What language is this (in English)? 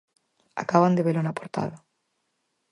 Galician